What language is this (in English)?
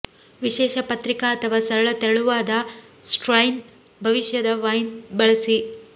Kannada